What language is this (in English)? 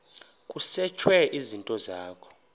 Xhosa